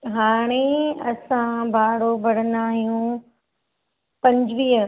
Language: Sindhi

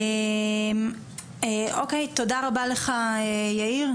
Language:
Hebrew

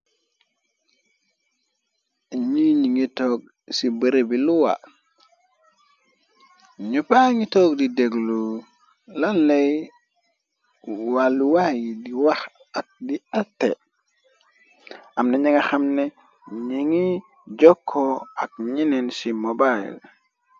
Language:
Wolof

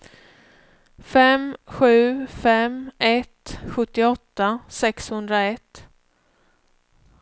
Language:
Swedish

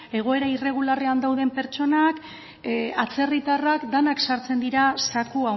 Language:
Basque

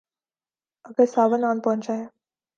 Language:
Urdu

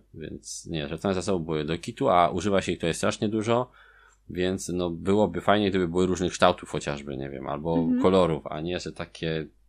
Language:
Polish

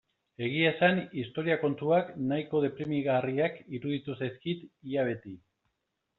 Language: Basque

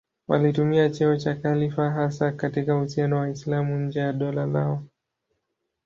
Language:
Swahili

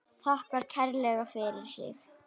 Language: Icelandic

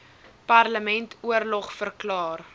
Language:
Afrikaans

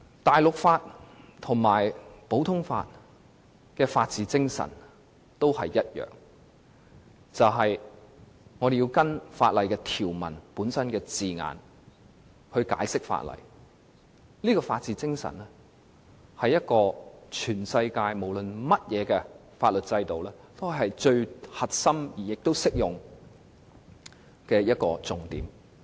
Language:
Cantonese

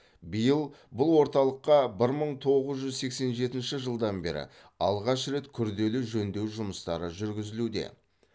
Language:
Kazakh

